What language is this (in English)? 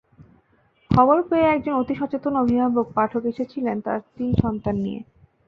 Bangla